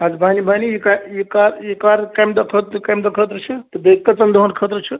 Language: Kashmiri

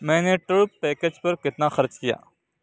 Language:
Urdu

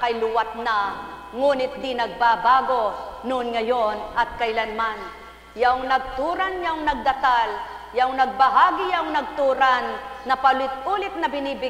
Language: Filipino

